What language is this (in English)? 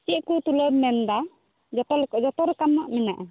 Santali